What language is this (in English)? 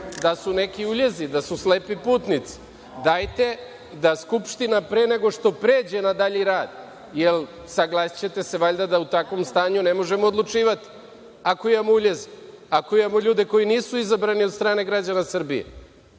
Serbian